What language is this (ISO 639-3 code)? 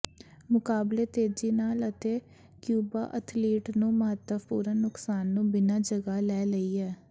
pan